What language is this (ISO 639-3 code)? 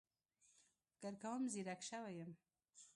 pus